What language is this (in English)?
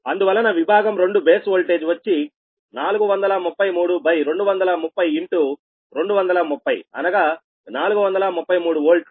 Telugu